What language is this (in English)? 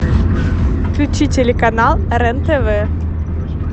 Russian